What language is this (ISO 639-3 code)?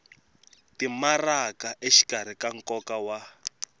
tso